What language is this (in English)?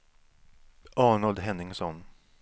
Swedish